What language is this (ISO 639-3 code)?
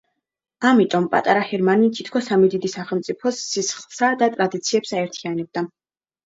kat